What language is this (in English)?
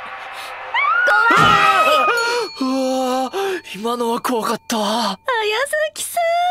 Japanese